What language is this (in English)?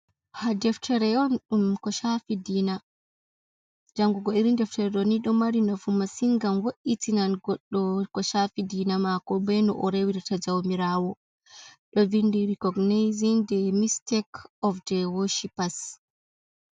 Fula